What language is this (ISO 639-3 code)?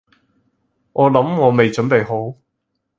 yue